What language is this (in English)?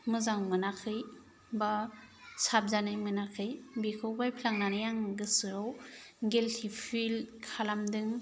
Bodo